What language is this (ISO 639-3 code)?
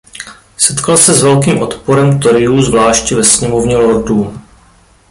ces